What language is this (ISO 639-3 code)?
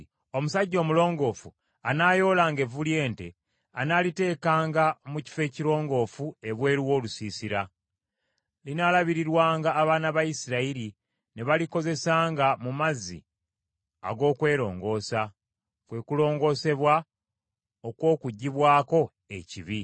lug